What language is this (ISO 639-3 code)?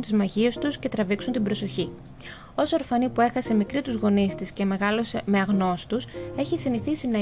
ell